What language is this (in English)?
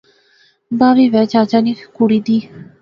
Pahari-Potwari